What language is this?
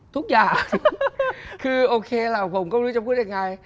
Thai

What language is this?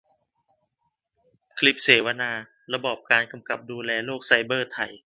Thai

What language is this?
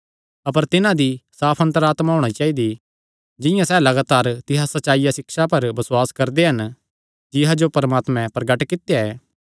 Kangri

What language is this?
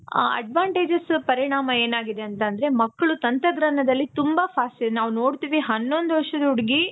Kannada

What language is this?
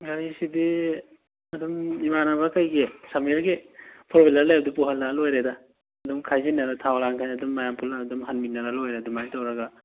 Manipuri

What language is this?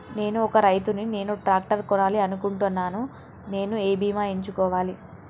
Telugu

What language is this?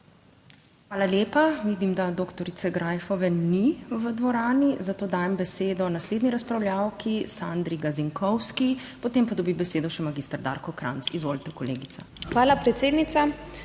Slovenian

